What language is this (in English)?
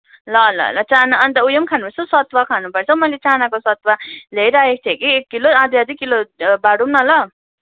Nepali